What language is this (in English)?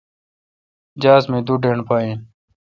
Kalkoti